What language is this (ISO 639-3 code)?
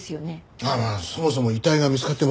jpn